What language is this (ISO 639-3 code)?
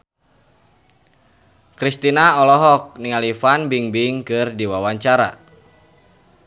sun